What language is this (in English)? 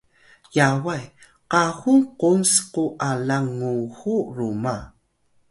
Atayal